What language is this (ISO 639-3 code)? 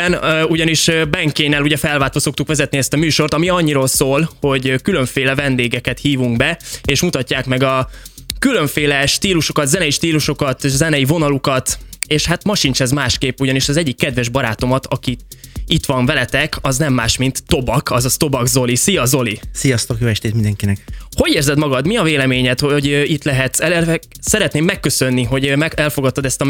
hun